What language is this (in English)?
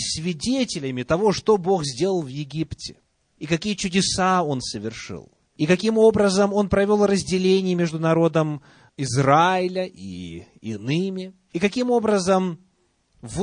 Russian